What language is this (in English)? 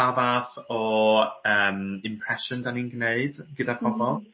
Welsh